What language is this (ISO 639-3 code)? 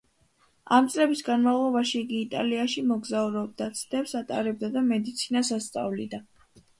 kat